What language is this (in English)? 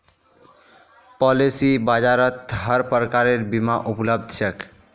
Magahi